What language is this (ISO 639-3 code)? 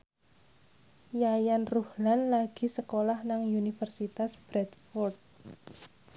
jav